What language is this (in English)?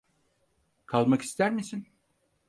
Turkish